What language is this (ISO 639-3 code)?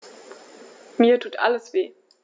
deu